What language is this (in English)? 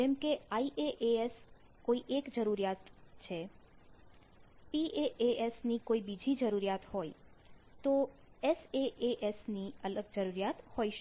Gujarati